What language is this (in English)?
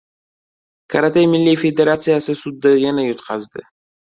Uzbek